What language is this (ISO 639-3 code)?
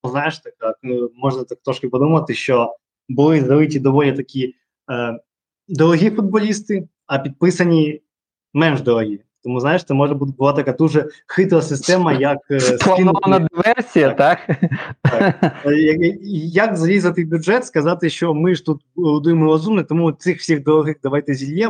ukr